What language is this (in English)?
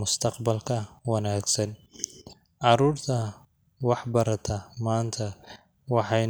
Somali